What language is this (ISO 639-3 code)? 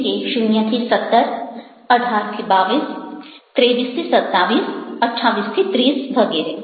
guj